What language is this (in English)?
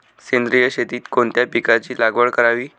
Marathi